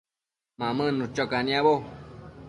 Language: Matsés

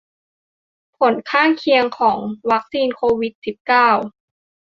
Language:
Thai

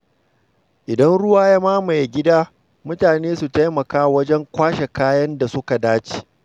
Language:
Hausa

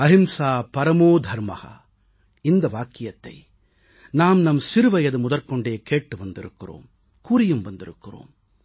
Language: Tamil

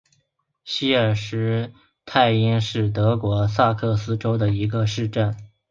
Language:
Chinese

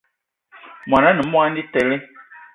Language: Eton (Cameroon)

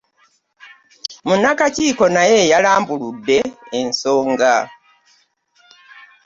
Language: Ganda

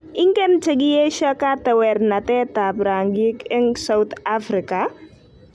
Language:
Kalenjin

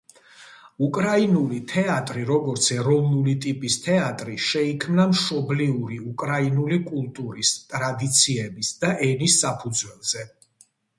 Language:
Georgian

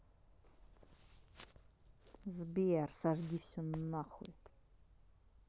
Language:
Russian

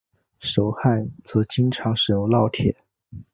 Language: Chinese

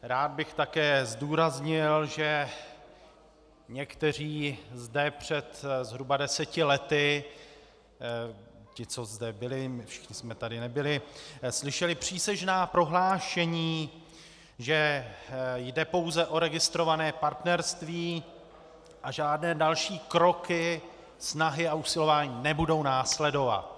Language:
Czech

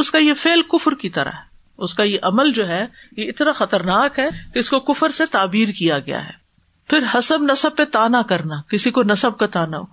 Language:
Urdu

